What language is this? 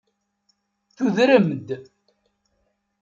Kabyle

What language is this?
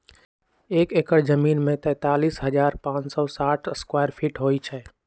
Magahi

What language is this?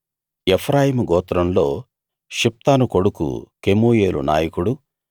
Telugu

